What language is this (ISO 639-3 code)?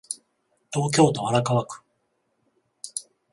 jpn